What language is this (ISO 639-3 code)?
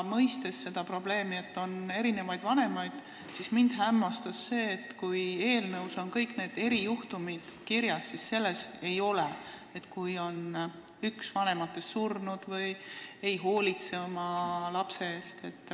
est